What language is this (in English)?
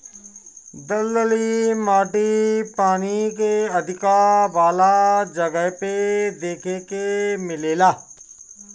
Bhojpuri